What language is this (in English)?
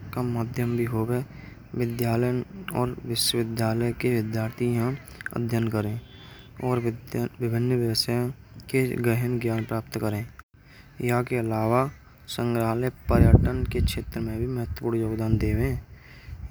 Braj